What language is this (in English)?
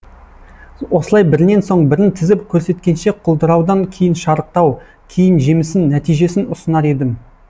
Kazakh